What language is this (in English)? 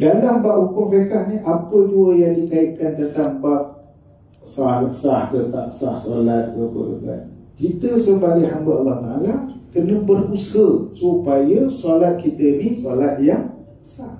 Malay